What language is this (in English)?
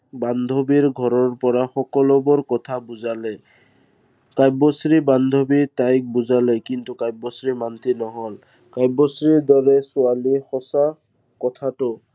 Assamese